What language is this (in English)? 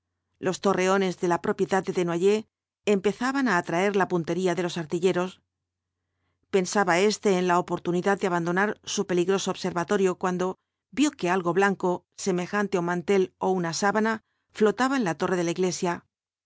Spanish